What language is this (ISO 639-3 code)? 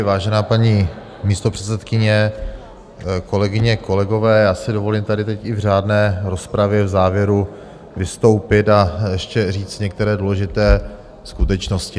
ces